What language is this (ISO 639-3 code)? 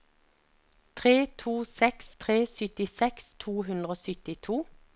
nor